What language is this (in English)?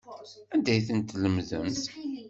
Kabyle